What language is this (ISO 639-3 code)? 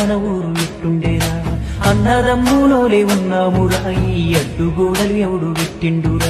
hin